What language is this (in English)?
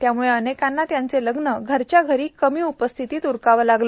Marathi